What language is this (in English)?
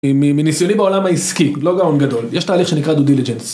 Hebrew